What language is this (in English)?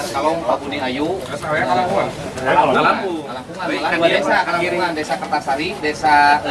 Indonesian